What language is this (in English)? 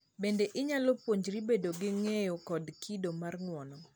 Luo (Kenya and Tanzania)